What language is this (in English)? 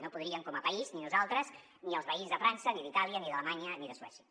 Catalan